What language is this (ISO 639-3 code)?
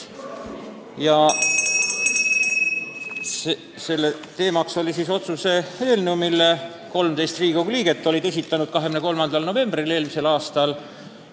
est